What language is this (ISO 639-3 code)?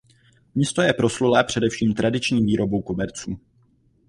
ces